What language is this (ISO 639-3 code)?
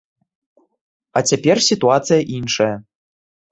bel